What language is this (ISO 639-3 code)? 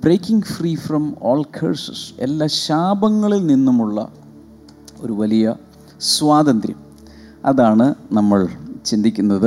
mal